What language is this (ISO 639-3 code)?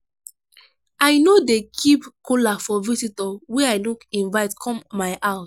pcm